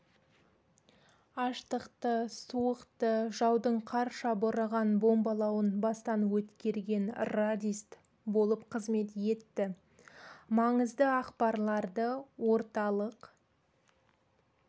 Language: Kazakh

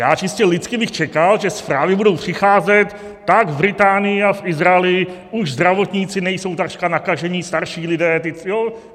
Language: Czech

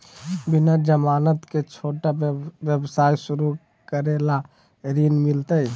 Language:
Magahi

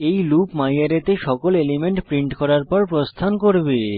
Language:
Bangla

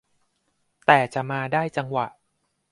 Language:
Thai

